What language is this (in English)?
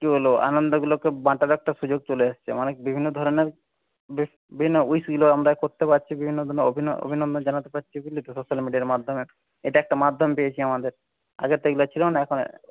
Bangla